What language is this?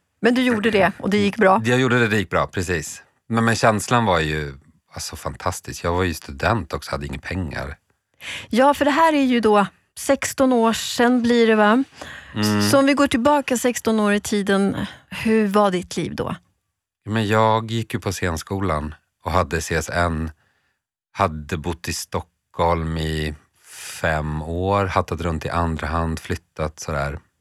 Swedish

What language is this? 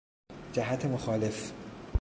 Persian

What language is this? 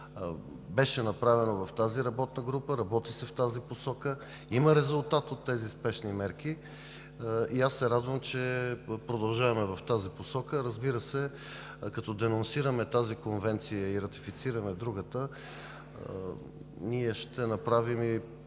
Bulgarian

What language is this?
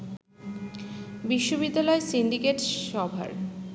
Bangla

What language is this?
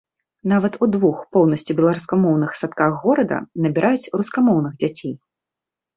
Belarusian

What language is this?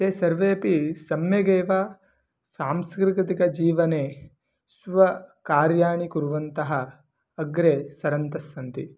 Sanskrit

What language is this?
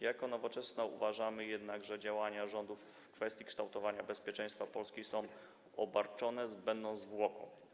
Polish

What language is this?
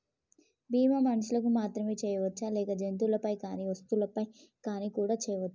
Telugu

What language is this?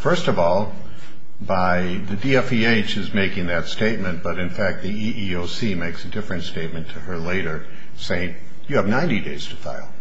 English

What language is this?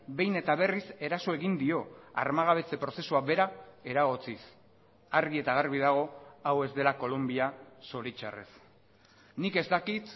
Basque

